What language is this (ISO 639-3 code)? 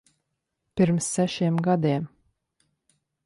lav